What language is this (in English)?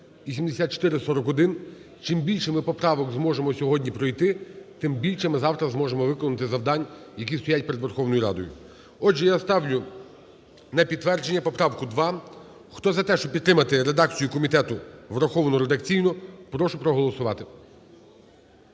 Ukrainian